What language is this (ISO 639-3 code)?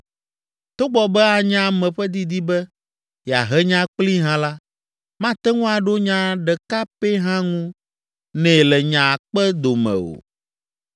ewe